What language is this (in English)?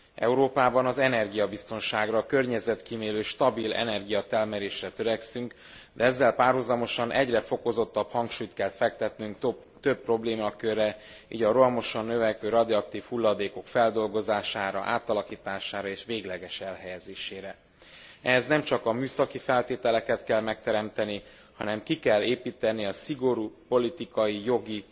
Hungarian